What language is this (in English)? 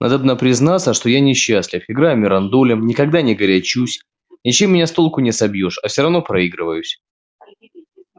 Russian